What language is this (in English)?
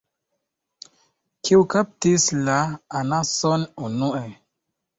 Esperanto